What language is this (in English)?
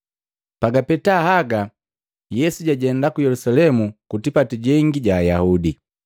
Matengo